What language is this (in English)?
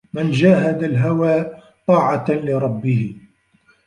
Arabic